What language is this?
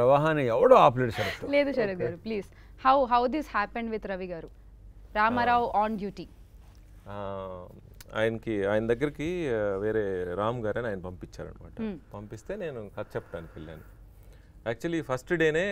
Telugu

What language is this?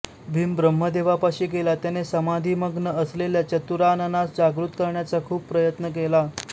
Marathi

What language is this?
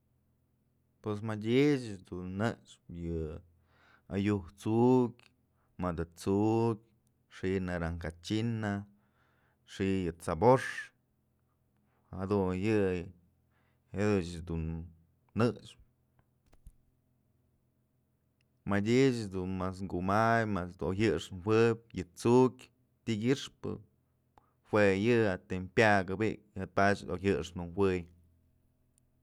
Mazatlán Mixe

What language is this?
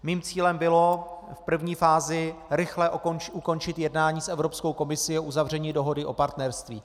Czech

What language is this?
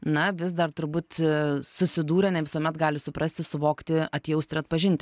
Lithuanian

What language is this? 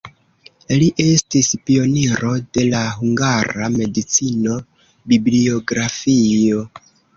Esperanto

